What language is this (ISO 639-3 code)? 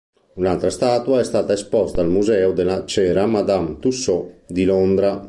ita